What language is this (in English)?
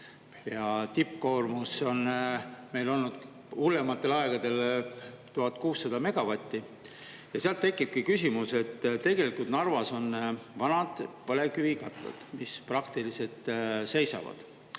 Estonian